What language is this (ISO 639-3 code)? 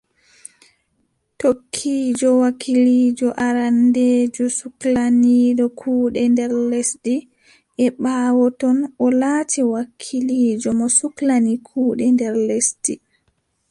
fub